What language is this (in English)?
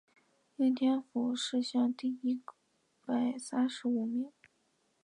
Chinese